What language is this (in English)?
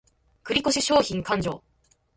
Japanese